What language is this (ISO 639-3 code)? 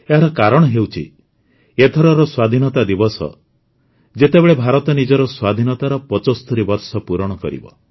ori